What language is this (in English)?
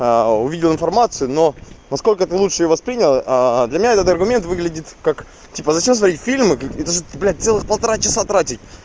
Russian